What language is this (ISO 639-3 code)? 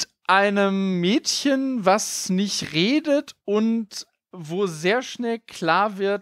deu